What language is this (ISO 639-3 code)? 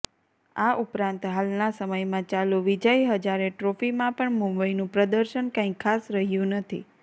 guj